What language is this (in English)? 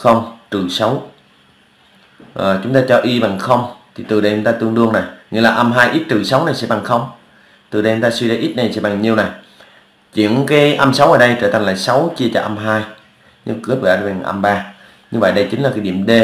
Vietnamese